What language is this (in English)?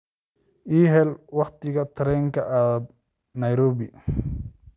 Somali